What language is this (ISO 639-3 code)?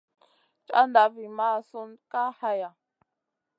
mcn